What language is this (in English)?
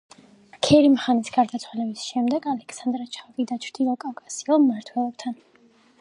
Georgian